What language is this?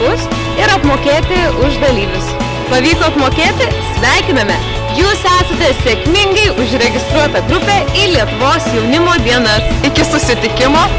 Lithuanian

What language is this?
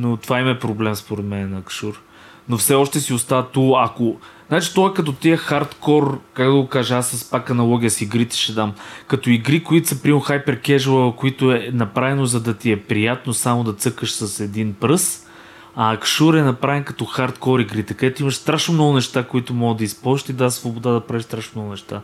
Bulgarian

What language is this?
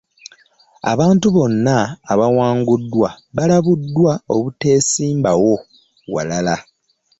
Ganda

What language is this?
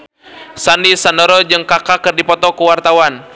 Sundanese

